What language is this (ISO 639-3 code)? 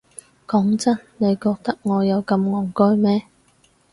yue